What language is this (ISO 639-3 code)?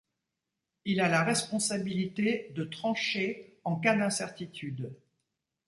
fra